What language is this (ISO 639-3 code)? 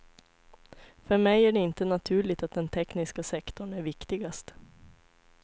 swe